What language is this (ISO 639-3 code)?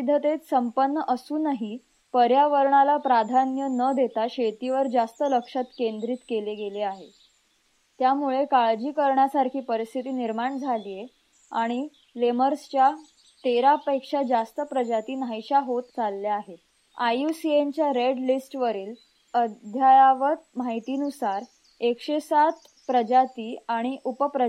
mar